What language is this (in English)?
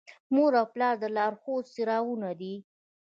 Pashto